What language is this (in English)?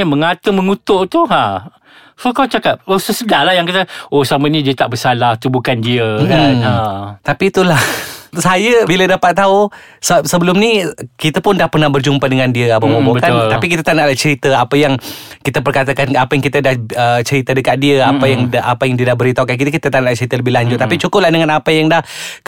Malay